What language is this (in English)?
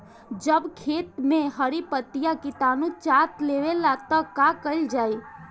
Bhojpuri